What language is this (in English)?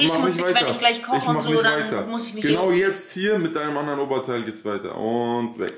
German